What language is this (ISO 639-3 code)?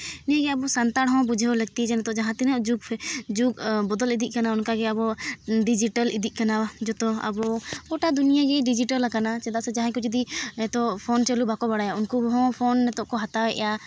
sat